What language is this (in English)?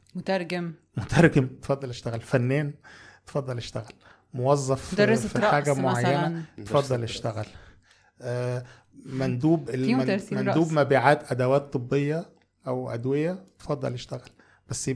Arabic